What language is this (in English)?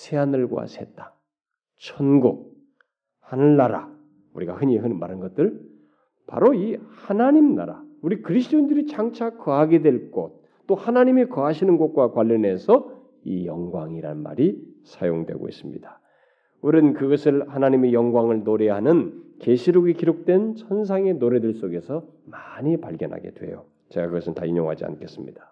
Korean